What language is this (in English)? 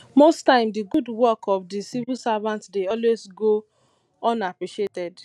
Nigerian Pidgin